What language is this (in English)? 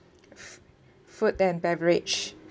English